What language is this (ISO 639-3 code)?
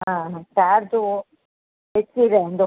snd